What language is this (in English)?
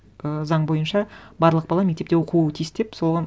Kazakh